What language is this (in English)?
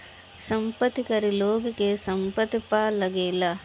Bhojpuri